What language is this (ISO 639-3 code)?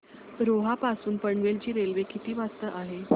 mar